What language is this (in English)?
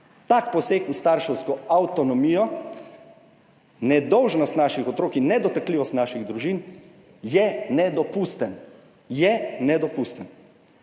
Slovenian